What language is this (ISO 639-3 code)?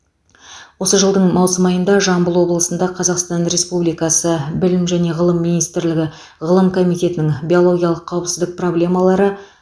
kaz